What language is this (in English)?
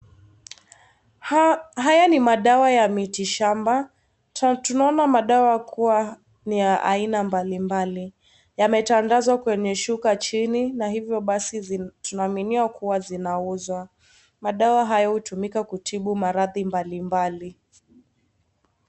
Swahili